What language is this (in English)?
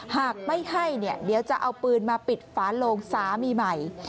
Thai